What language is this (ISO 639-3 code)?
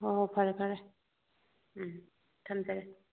mni